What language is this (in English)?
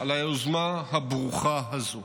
Hebrew